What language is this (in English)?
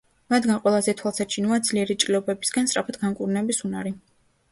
Georgian